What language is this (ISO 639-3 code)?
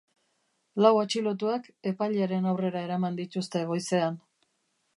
eus